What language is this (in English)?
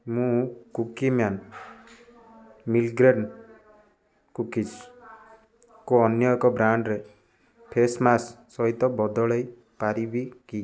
Odia